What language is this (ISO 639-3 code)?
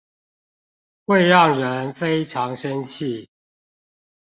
zho